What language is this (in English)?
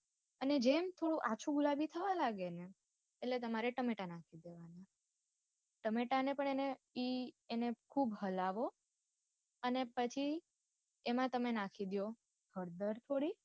Gujarati